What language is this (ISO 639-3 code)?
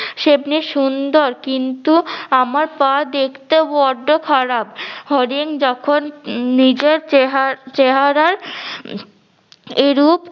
ben